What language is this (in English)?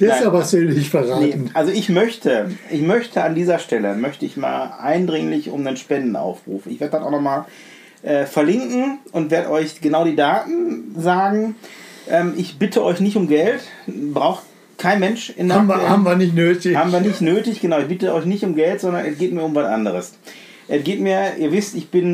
German